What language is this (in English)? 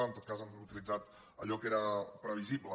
Catalan